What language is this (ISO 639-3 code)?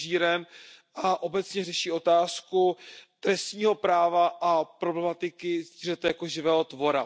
ces